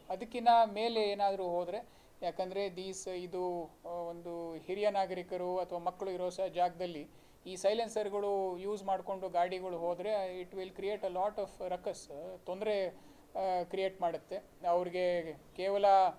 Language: Kannada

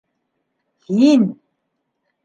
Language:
Bashkir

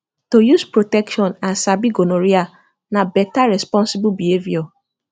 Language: Nigerian Pidgin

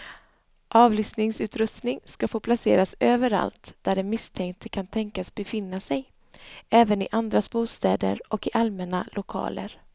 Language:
Swedish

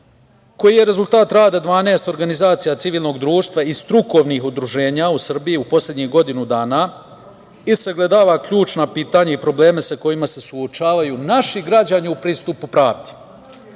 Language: Serbian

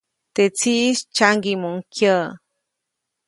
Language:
Copainalá Zoque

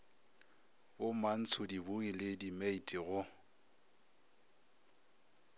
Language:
Northern Sotho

